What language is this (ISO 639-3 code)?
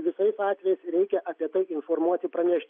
lit